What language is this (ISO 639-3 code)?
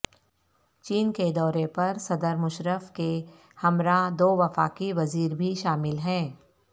urd